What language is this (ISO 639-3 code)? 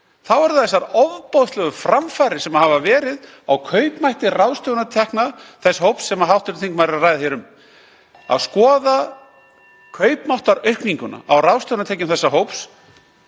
isl